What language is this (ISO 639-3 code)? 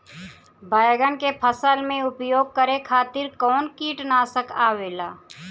bho